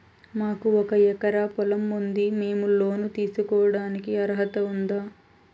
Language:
Telugu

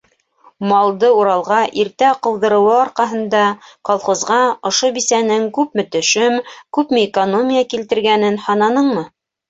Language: Bashkir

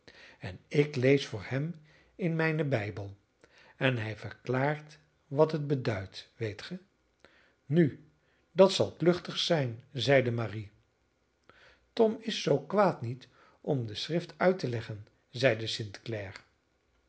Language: Dutch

